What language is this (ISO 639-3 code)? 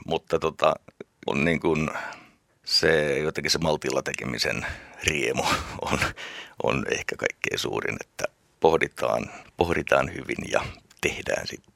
fin